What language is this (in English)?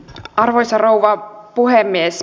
Finnish